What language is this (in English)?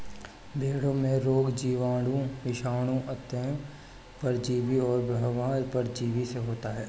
Hindi